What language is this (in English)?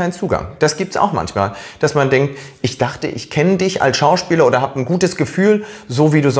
German